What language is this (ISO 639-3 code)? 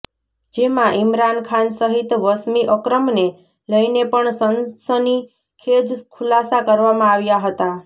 guj